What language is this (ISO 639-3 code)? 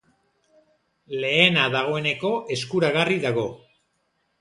eus